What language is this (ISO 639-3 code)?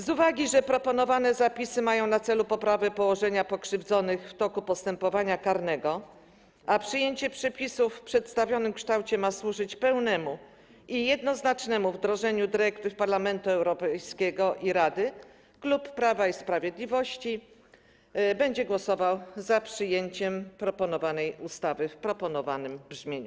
pol